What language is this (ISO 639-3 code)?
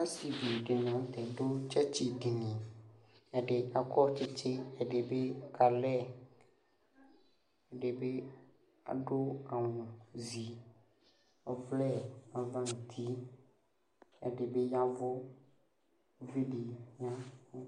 kpo